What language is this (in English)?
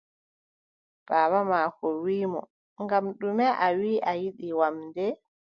Adamawa Fulfulde